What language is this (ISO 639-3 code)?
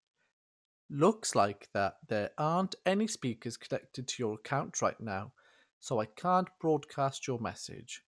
eng